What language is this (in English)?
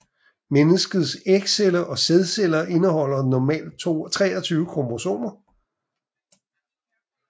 Danish